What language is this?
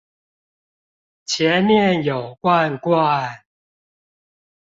Chinese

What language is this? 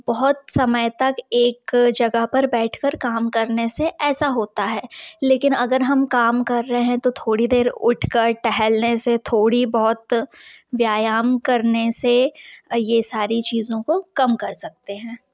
Hindi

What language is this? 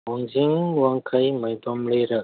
Manipuri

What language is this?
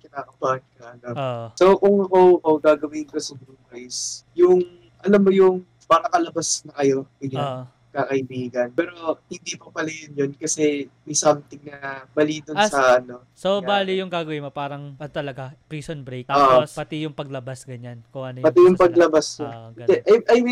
Filipino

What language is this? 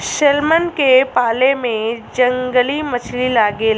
Bhojpuri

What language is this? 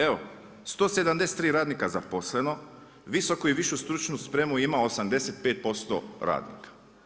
Croatian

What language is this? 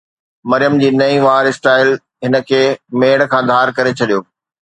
Sindhi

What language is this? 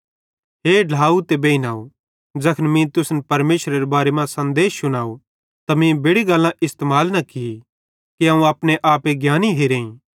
Bhadrawahi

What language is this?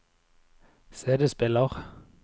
Norwegian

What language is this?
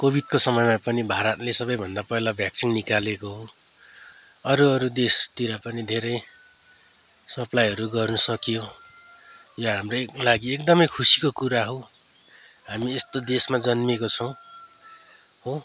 Nepali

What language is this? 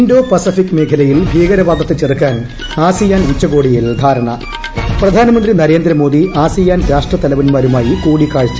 Malayalam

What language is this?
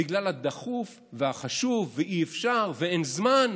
Hebrew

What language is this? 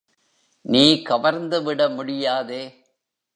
Tamil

